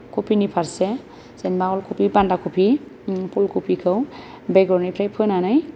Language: Bodo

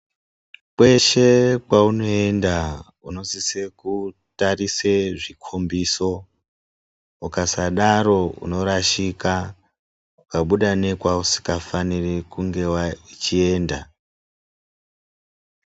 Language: Ndau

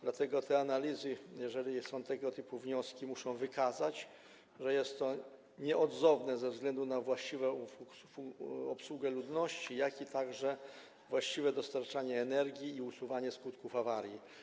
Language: Polish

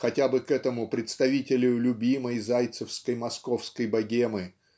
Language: Russian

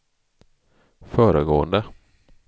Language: Swedish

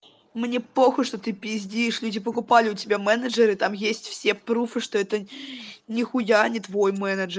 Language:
Russian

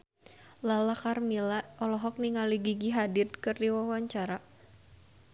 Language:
Sundanese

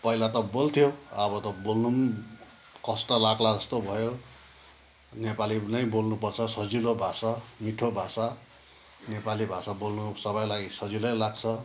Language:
Nepali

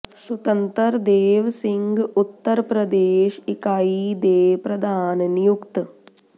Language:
Punjabi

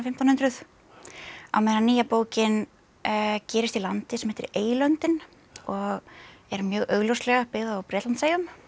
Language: Icelandic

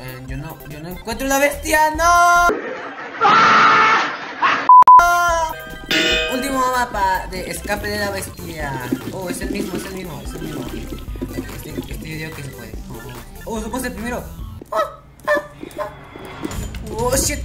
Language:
Spanish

